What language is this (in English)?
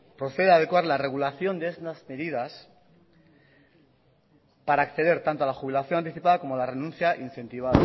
Spanish